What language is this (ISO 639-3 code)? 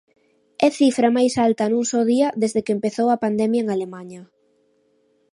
glg